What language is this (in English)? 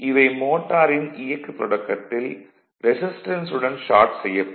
Tamil